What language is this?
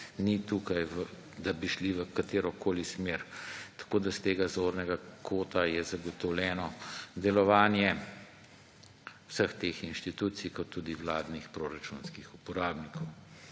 Slovenian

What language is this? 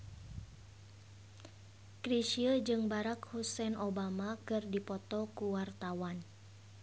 Sundanese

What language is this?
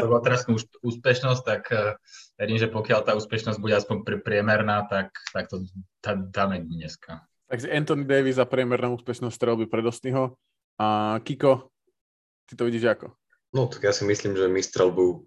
Slovak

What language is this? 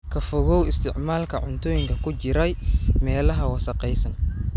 Somali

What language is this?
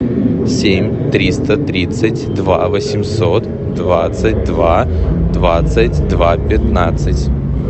Russian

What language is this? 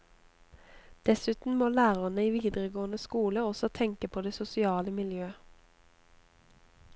Norwegian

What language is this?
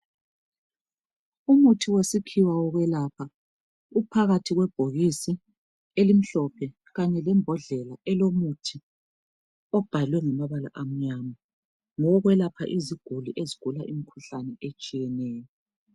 North Ndebele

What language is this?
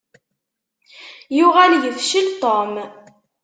Kabyle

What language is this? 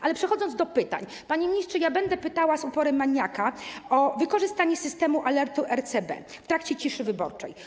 Polish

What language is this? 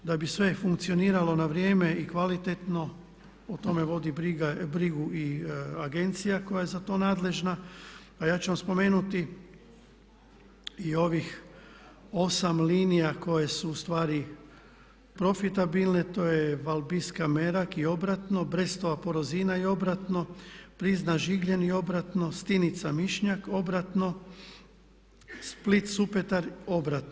Croatian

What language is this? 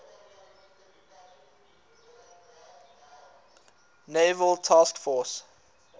English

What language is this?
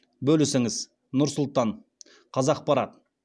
Kazakh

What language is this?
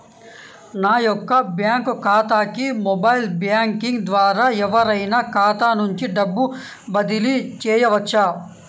Telugu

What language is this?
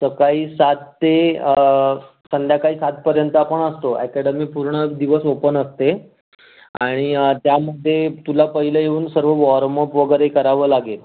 Marathi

